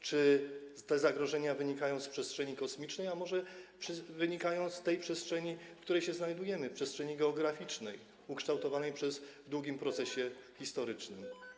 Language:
Polish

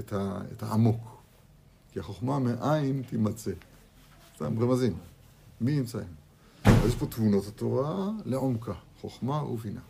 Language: Hebrew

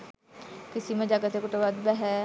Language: Sinhala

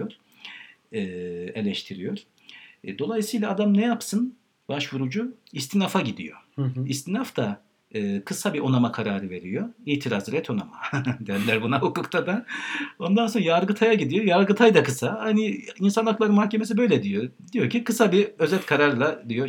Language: Turkish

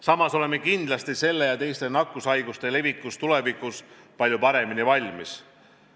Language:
Estonian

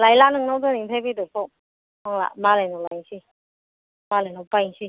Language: Bodo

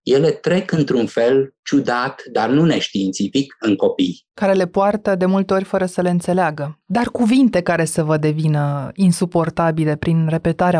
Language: Romanian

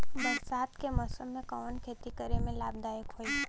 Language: Bhojpuri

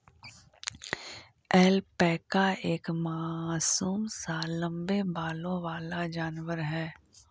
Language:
Magahi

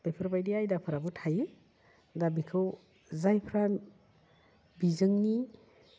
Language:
Bodo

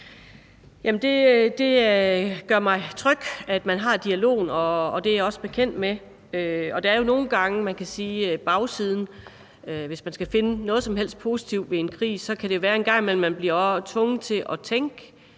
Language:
Danish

